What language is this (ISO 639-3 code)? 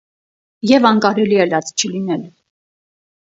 hye